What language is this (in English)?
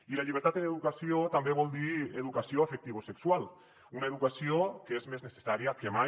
Catalan